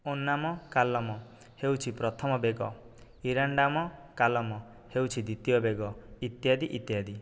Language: Odia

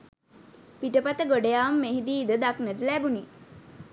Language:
Sinhala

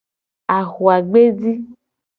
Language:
Gen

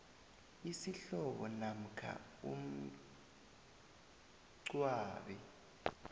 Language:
South Ndebele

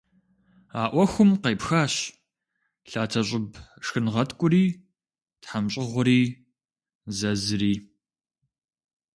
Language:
Kabardian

